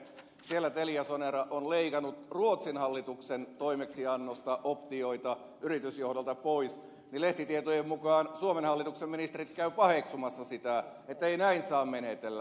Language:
Finnish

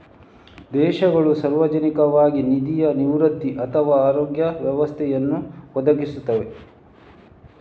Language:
Kannada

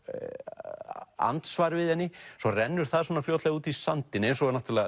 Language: Icelandic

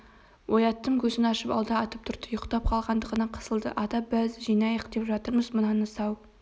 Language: Kazakh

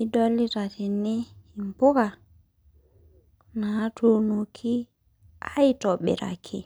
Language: Masai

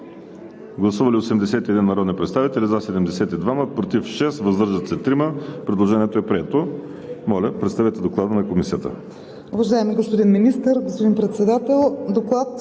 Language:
Bulgarian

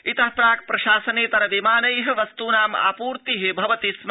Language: Sanskrit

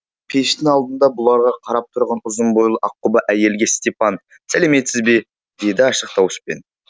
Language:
Kazakh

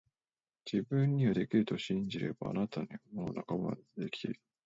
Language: Japanese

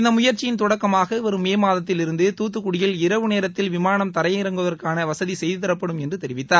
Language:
Tamil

